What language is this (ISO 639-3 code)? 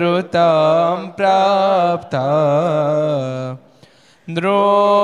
guj